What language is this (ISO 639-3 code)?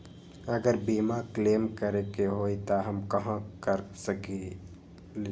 mag